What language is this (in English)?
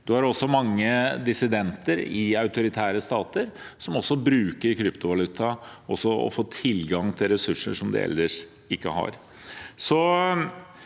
Norwegian